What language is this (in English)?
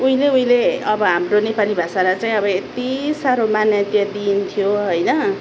Nepali